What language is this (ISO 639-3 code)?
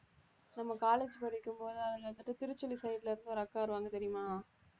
tam